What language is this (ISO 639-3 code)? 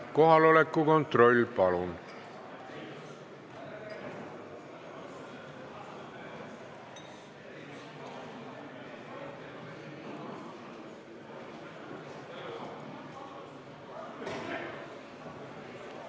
est